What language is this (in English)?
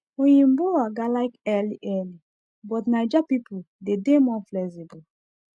Nigerian Pidgin